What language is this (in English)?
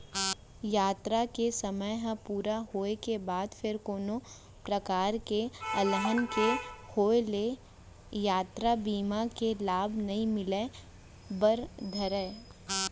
Chhattisgarhi